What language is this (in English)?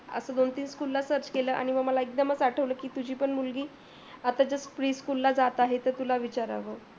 Marathi